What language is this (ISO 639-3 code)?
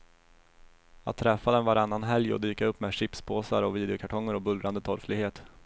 swe